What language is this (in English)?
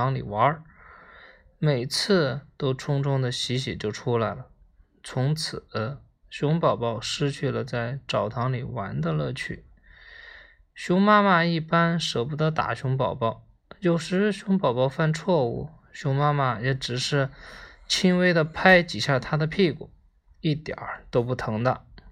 Chinese